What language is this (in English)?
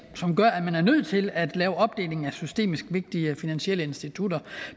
Danish